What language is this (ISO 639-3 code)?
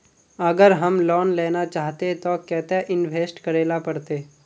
mag